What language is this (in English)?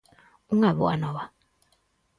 Galician